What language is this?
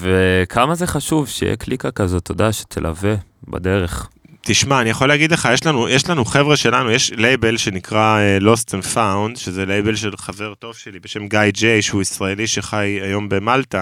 Hebrew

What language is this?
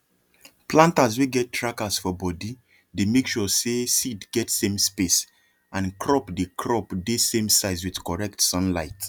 Nigerian Pidgin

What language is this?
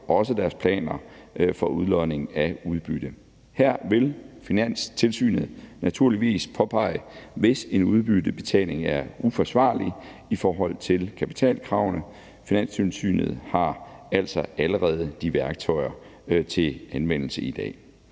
Danish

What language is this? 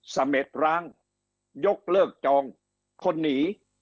Thai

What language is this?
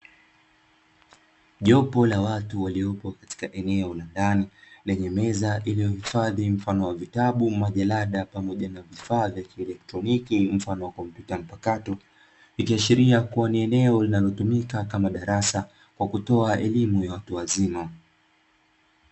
Swahili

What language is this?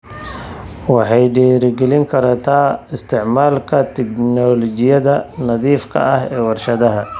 Somali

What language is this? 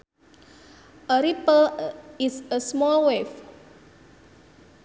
Sundanese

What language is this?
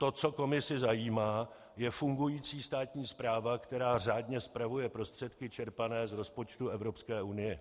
Czech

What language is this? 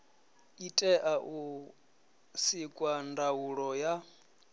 Venda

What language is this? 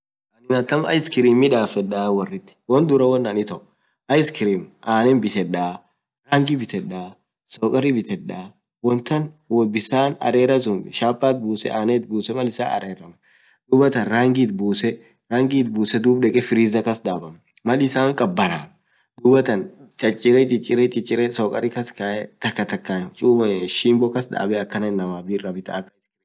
Orma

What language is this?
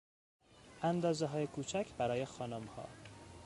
Persian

